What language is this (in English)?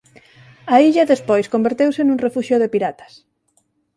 Galician